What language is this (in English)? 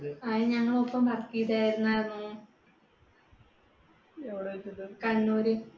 Malayalam